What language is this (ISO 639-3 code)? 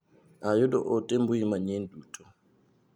luo